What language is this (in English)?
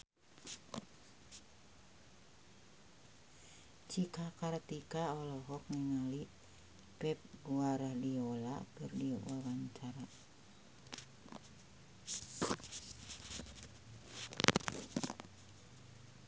Sundanese